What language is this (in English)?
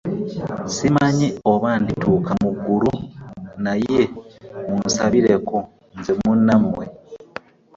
Ganda